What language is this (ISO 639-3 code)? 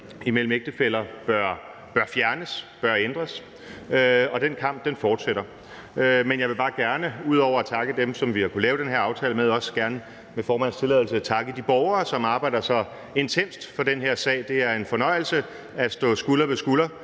dan